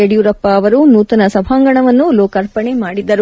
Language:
Kannada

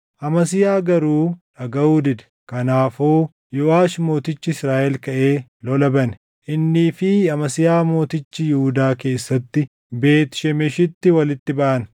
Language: Oromo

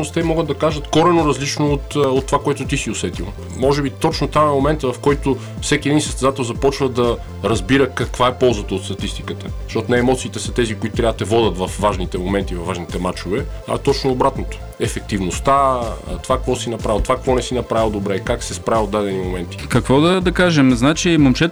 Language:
Bulgarian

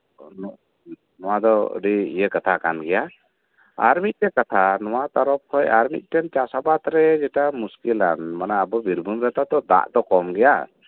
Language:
Santali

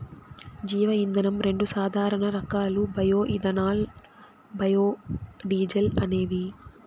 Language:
Telugu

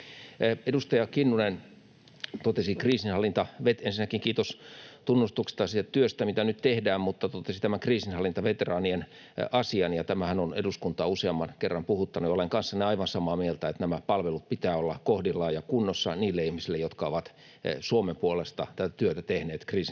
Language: Finnish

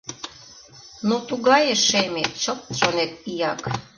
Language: Mari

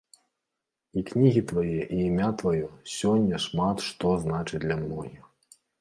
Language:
Belarusian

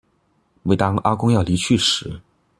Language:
Chinese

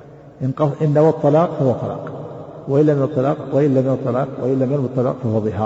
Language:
Arabic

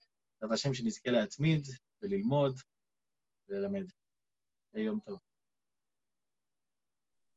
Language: Hebrew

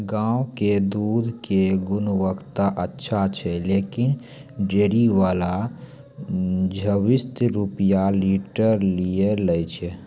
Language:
Maithili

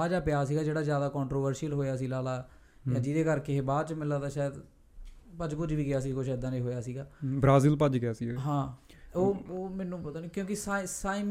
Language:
Punjabi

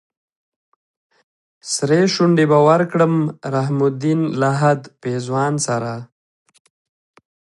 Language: Pashto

